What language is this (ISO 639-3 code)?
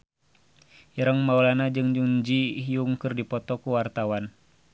sun